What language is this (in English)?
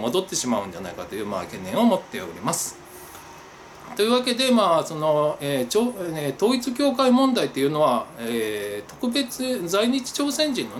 Japanese